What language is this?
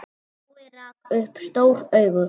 Icelandic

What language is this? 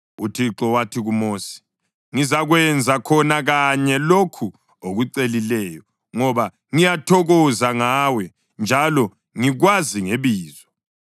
North Ndebele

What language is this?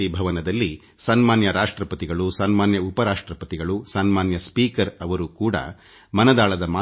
Kannada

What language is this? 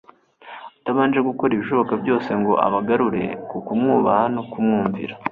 Kinyarwanda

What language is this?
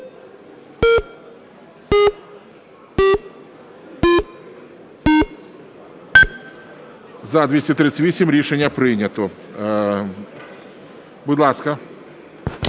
Ukrainian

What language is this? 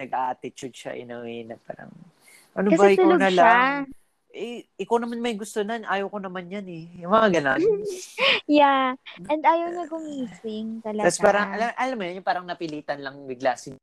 Filipino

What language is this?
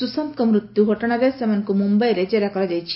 Odia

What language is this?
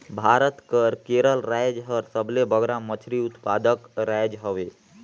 Chhattisgarhi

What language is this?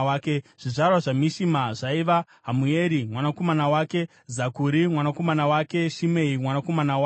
Shona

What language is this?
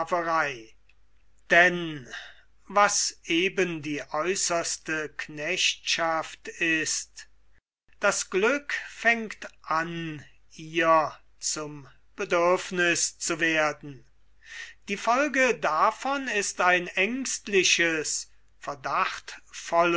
German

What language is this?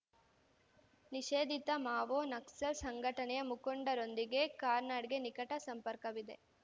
Kannada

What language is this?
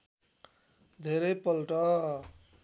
Nepali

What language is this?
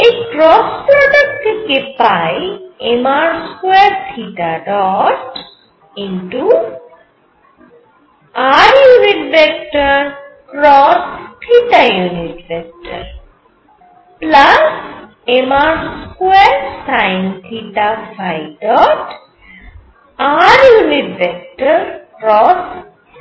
Bangla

